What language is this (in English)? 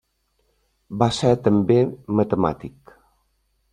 Catalan